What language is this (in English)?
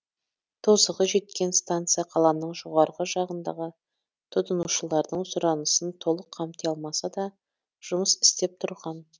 Kazakh